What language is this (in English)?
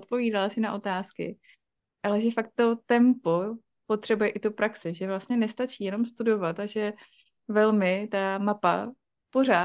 Czech